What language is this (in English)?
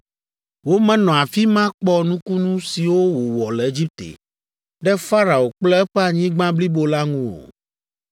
Ewe